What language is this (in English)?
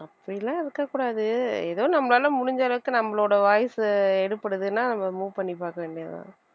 Tamil